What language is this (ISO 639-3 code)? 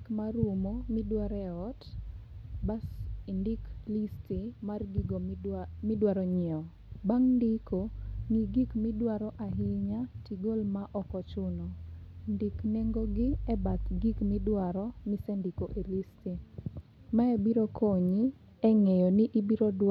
luo